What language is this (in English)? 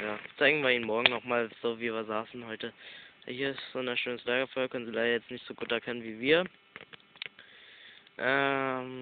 German